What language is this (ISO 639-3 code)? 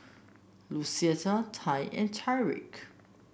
eng